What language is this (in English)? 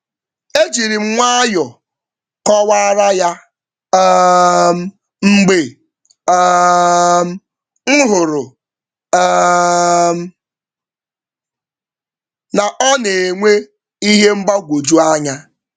Igbo